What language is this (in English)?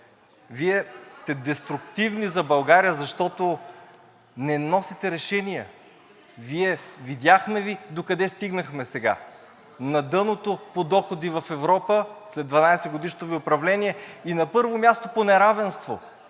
Bulgarian